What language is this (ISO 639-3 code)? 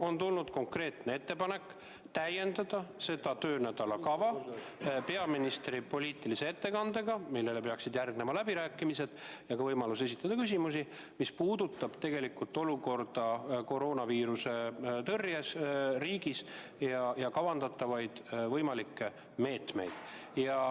est